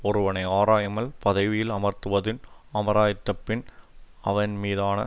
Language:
Tamil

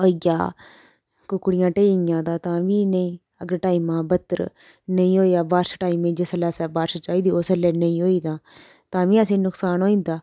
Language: Dogri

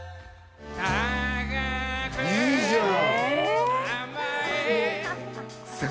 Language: Japanese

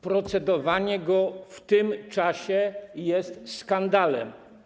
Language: Polish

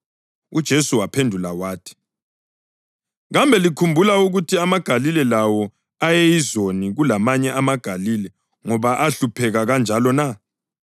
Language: North Ndebele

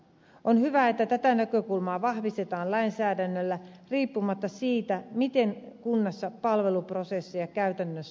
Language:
Finnish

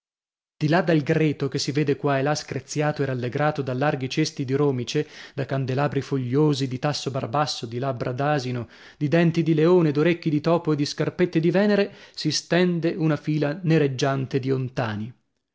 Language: Italian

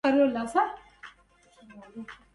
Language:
Arabic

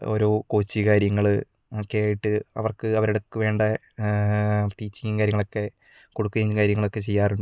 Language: Malayalam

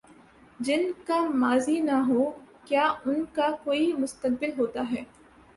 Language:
Urdu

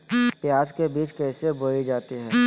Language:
Magahi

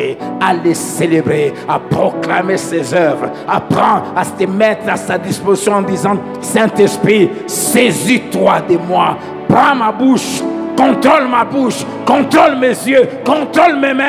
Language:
French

